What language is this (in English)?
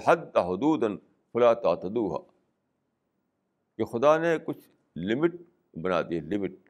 Urdu